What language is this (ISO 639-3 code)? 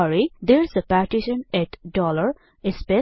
nep